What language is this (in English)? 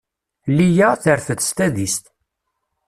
Kabyle